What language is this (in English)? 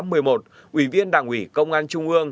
Vietnamese